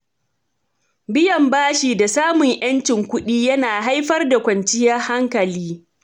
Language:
Hausa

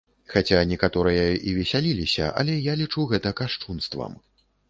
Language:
Belarusian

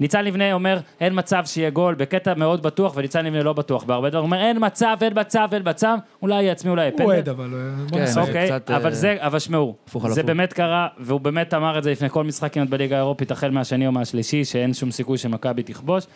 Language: Hebrew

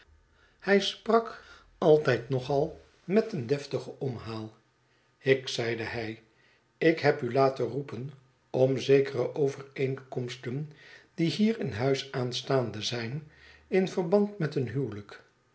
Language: Dutch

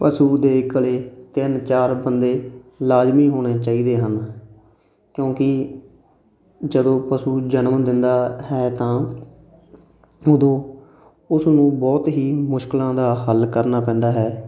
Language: Punjabi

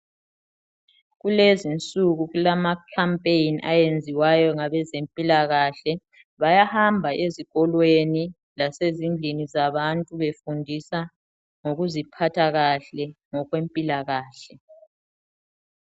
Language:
North Ndebele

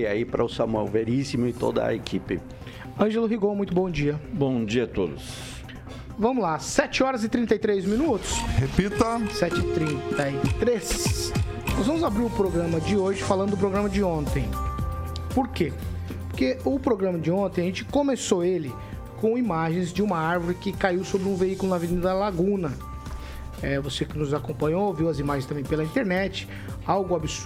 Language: Portuguese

